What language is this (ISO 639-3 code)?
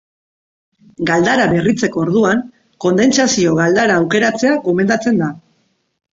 eus